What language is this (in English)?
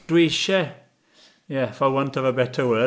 Welsh